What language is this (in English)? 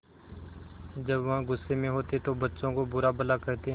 Hindi